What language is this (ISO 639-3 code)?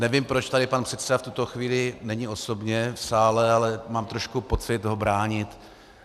ces